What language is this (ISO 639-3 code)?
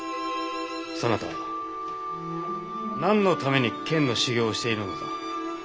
jpn